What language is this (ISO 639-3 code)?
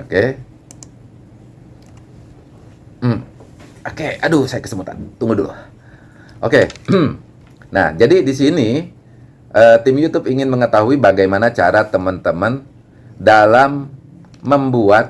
ind